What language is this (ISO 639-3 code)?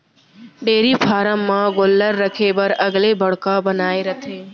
hne